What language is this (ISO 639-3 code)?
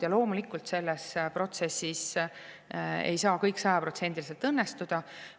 est